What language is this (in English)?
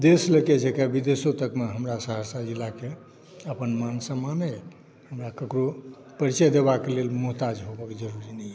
Maithili